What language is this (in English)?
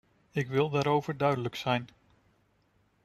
Dutch